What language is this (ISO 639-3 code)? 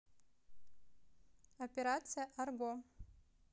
rus